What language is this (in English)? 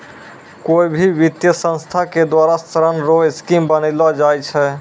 Maithili